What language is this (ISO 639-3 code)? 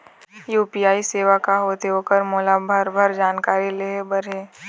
hne